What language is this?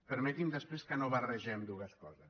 Catalan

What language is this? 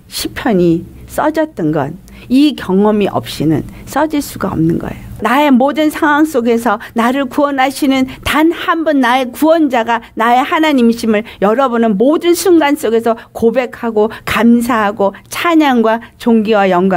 Korean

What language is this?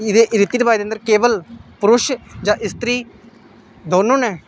Dogri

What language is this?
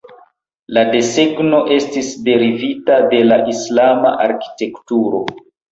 Esperanto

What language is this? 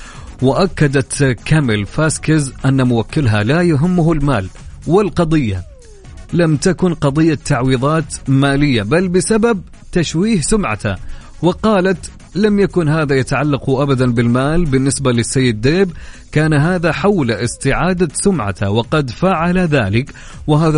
Arabic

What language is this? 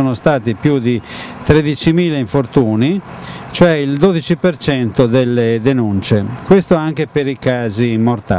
Italian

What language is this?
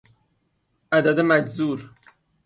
Persian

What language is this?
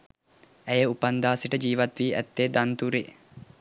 Sinhala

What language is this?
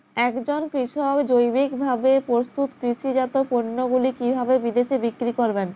Bangla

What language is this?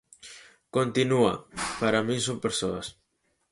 Galician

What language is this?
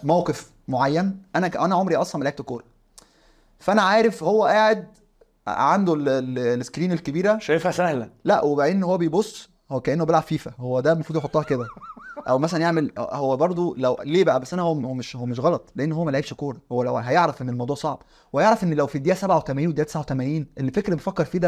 Arabic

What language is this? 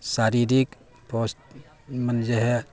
Maithili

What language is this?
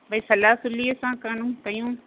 Sindhi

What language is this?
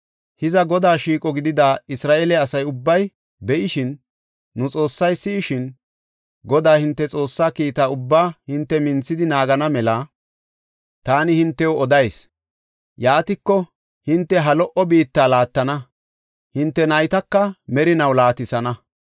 Gofa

